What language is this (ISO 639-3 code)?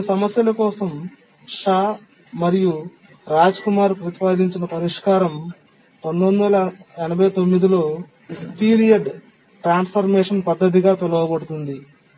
tel